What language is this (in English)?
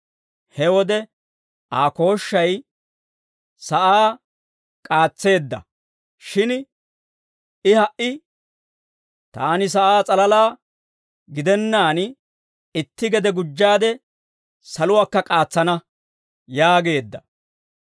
Dawro